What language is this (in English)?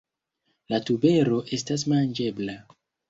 Esperanto